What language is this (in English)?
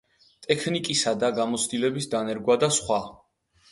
Georgian